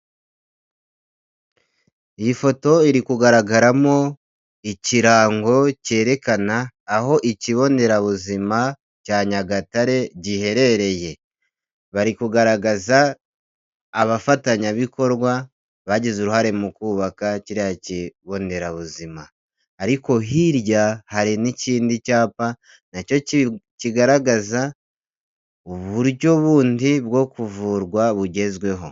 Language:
Kinyarwanda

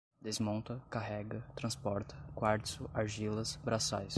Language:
Portuguese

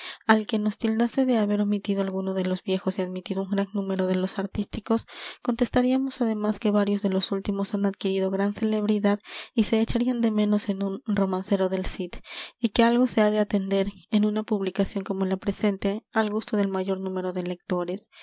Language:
Spanish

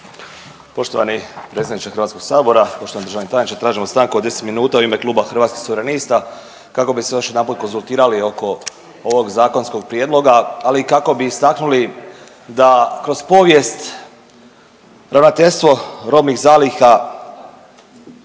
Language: Croatian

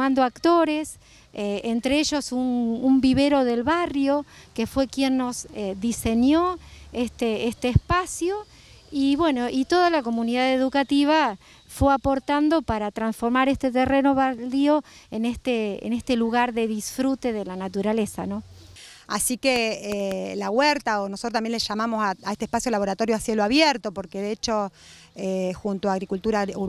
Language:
Spanish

